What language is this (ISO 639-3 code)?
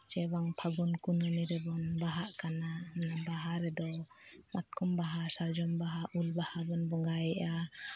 sat